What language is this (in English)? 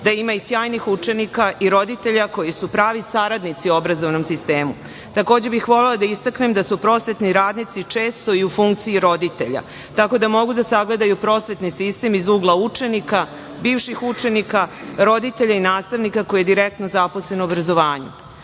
Serbian